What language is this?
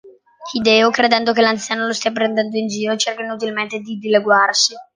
Italian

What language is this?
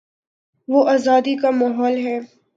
Urdu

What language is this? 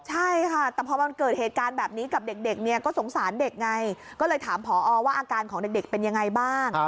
Thai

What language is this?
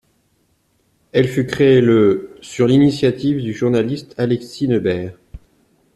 French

